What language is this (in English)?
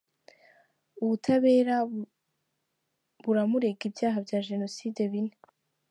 Kinyarwanda